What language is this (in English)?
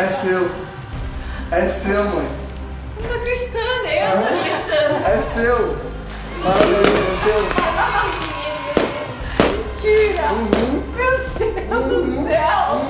Portuguese